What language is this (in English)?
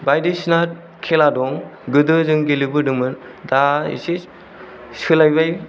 Bodo